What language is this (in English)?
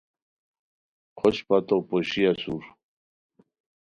Khowar